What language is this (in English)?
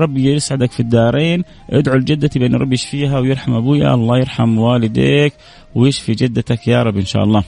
Arabic